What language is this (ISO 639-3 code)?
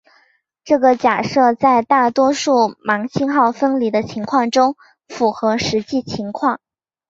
zho